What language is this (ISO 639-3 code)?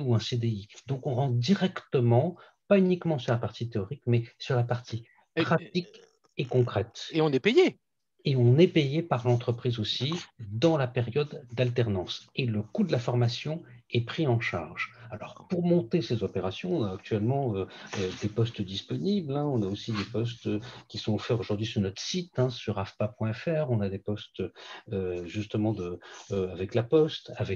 fra